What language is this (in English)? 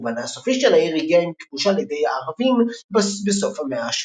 Hebrew